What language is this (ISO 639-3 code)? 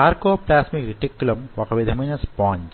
tel